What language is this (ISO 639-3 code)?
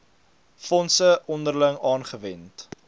afr